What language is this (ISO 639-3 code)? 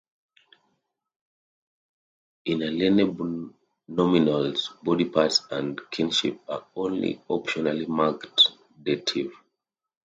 eng